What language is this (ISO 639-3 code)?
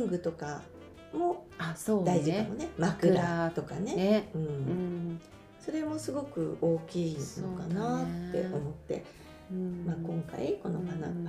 jpn